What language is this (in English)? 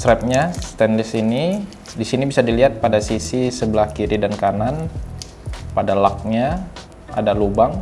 Indonesian